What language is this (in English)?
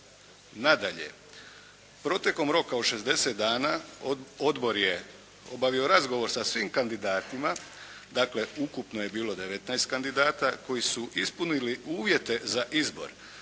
Croatian